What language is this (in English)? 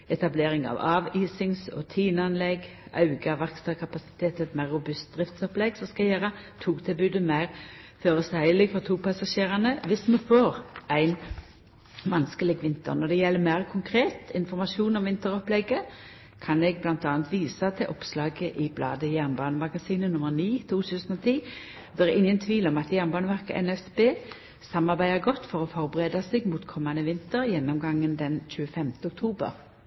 Norwegian Nynorsk